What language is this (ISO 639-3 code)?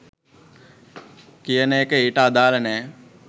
sin